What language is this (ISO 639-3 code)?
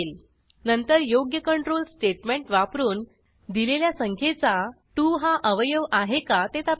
mar